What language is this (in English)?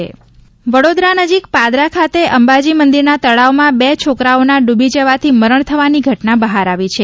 Gujarati